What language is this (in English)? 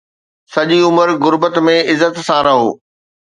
Sindhi